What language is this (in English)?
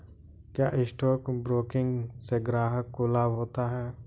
Hindi